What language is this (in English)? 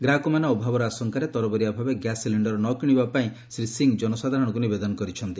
Odia